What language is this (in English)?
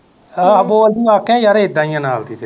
Punjabi